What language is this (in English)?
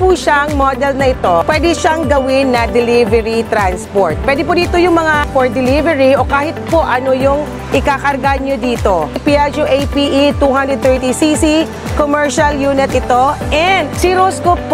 Filipino